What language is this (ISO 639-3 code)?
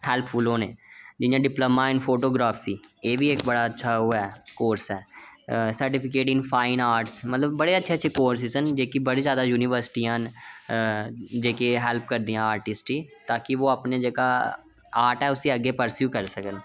doi